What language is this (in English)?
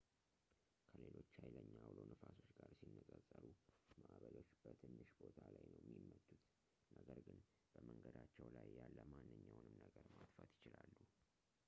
Amharic